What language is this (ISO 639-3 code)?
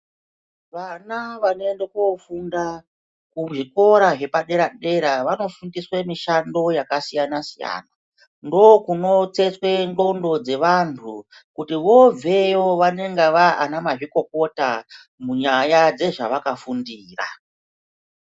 ndc